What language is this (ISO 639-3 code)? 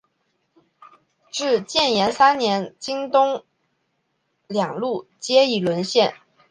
zho